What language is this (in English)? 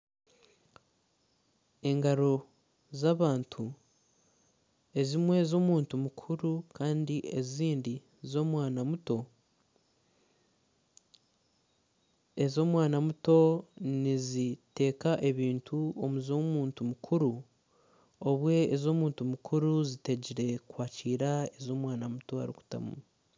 Nyankole